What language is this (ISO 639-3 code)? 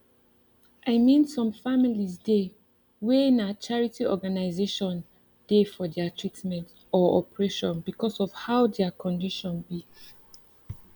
pcm